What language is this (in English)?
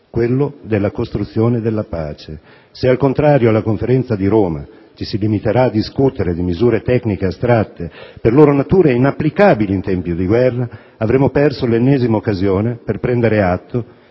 Italian